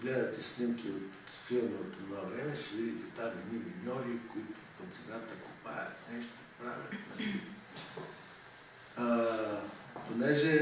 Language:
Portuguese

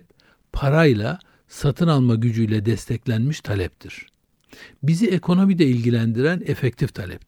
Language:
Turkish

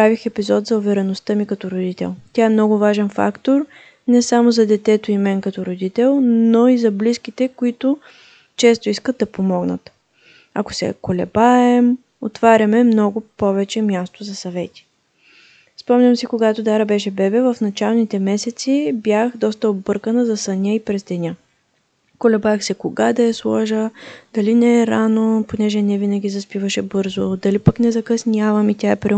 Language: Bulgarian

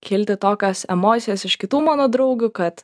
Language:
Lithuanian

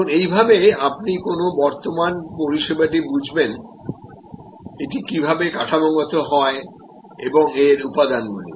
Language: Bangla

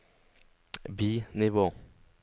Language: Norwegian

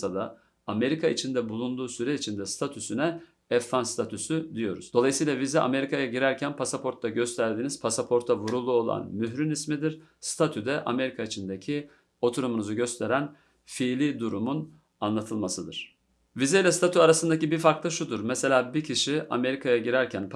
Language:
Turkish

